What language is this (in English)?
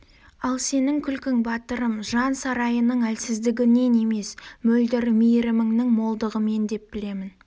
Kazakh